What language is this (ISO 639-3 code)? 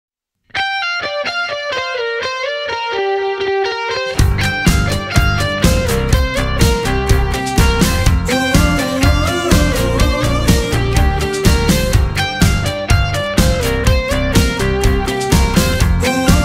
ind